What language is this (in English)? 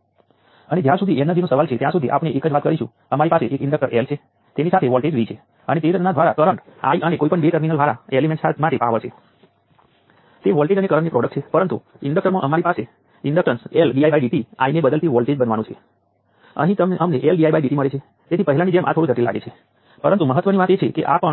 Gujarati